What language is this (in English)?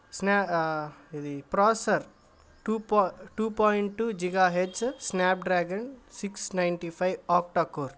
Telugu